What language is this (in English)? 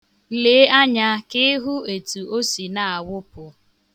Igbo